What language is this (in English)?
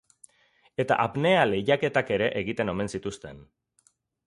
Basque